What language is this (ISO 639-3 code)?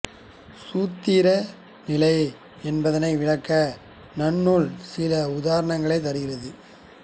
tam